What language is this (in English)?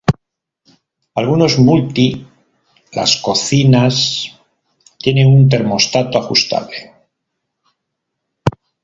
Spanish